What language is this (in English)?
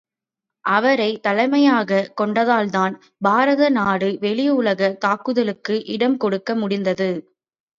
Tamil